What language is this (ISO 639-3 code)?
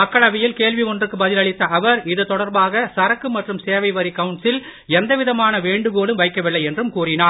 tam